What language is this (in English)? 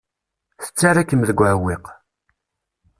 Kabyle